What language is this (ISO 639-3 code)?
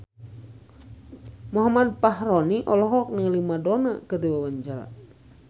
sun